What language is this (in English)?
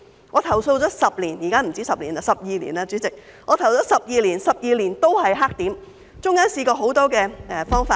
Cantonese